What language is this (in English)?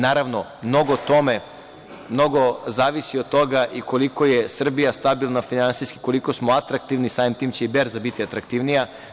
Serbian